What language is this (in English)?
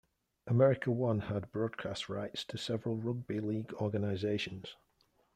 English